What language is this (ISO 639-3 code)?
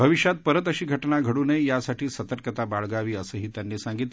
mar